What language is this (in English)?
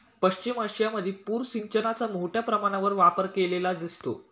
Marathi